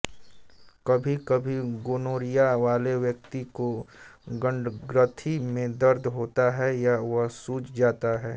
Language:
Hindi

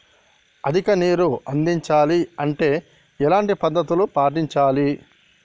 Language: Telugu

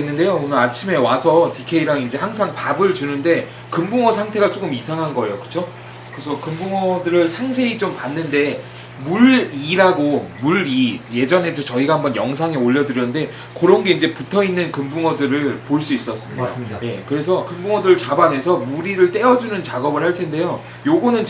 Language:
Korean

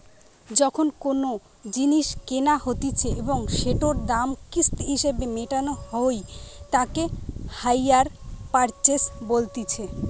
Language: Bangla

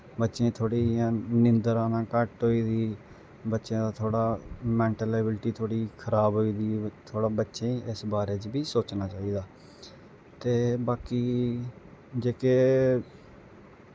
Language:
Dogri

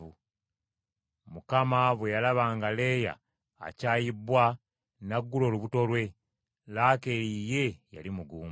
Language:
Ganda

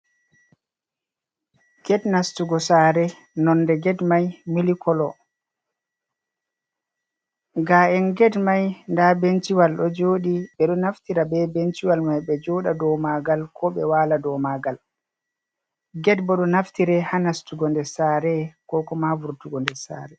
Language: Fula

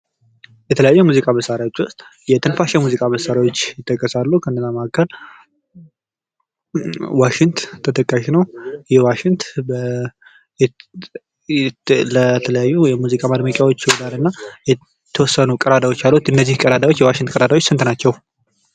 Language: Amharic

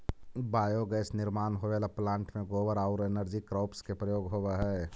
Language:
Magahi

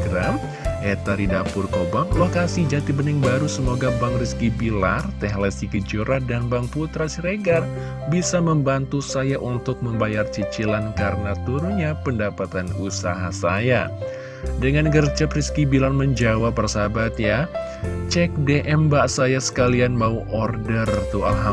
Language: Indonesian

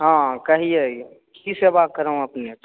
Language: Maithili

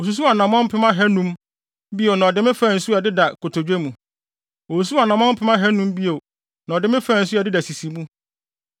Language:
Akan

